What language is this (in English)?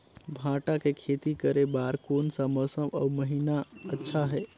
Chhattisgarhi